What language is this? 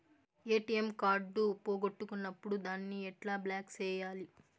Telugu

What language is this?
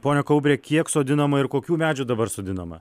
Lithuanian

